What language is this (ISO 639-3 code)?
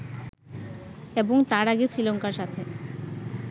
ben